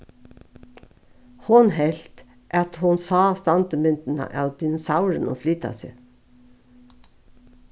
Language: Faroese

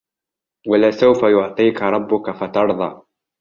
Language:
Arabic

